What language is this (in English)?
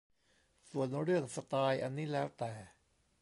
Thai